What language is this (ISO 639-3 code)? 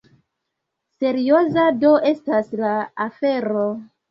epo